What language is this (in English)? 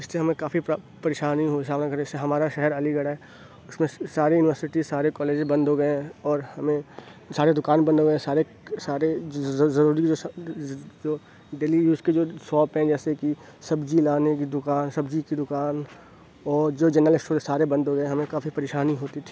Urdu